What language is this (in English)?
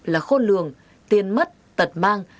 Vietnamese